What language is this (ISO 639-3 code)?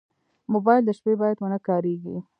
pus